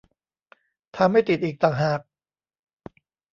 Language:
Thai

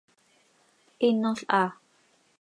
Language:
Seri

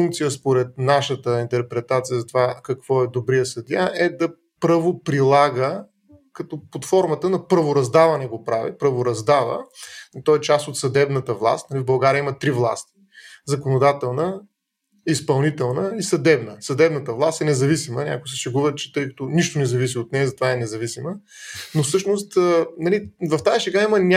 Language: Bulgarian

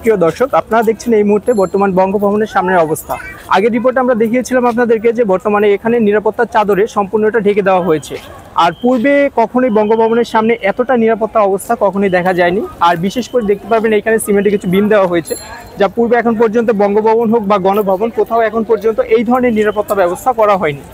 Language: Arabic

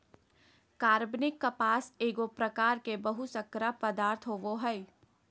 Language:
Magahi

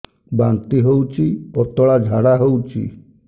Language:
Odia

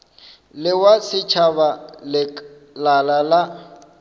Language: Northern Sotho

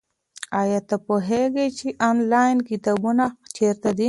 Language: Pashto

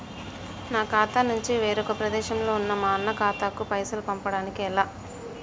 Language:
Telugu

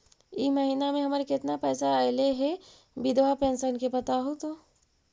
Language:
Magahi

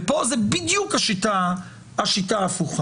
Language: Hebrew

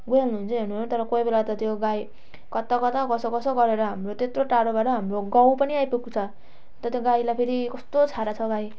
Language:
Nepali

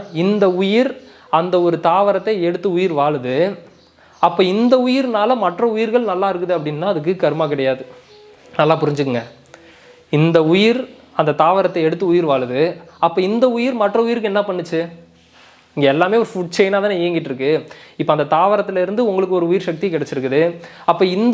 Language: Indonesian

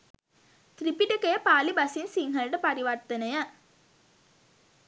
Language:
Sinhala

